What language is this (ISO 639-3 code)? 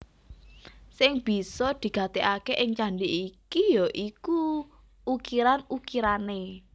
jav